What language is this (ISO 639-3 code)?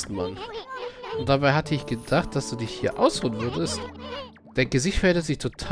deu